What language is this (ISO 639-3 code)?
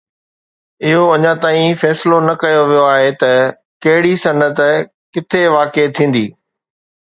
snd